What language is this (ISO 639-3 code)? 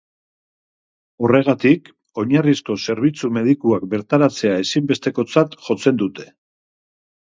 eus